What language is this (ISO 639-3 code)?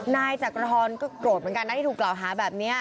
tha